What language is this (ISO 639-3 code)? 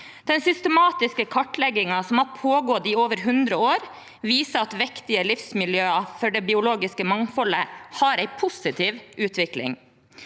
nor